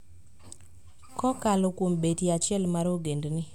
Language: Luo (Kenya and Tanzania)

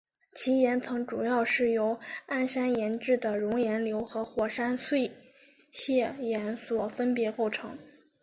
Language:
Chinese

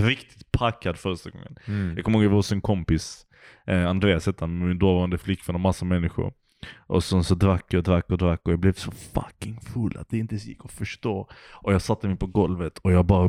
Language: Swedish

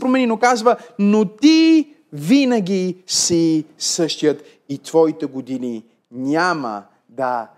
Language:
Bulgarian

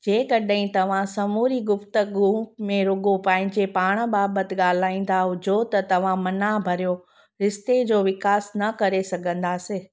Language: Sindhi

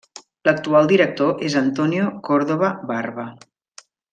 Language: Catalan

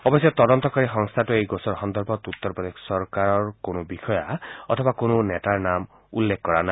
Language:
Assamese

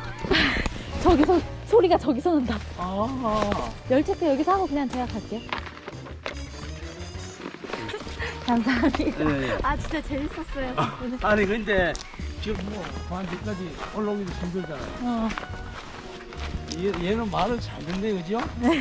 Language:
Korean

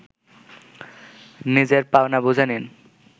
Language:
Bangla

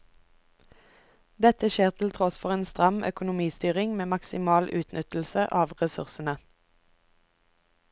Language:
Norwegian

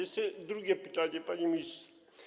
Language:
Polish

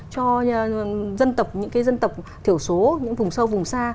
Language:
Vietnamese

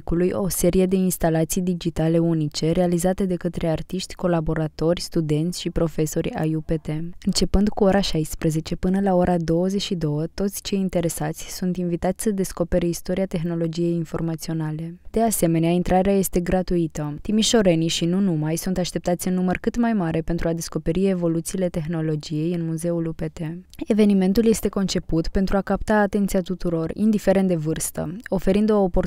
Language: Romanian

